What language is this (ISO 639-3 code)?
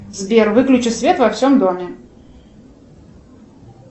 rus